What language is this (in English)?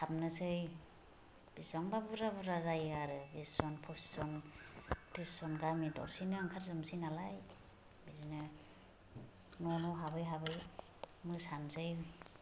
Bodo